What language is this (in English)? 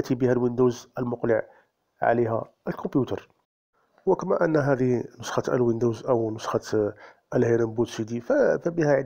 Arabic